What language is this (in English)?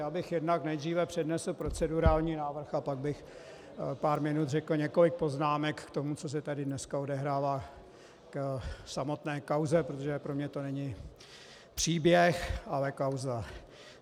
Czech